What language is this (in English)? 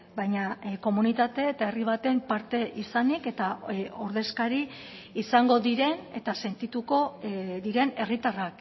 Basque